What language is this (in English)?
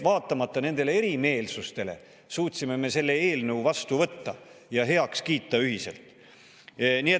Estonian